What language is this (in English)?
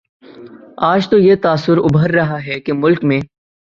Urdu